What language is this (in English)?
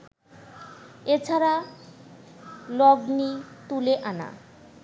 Bangla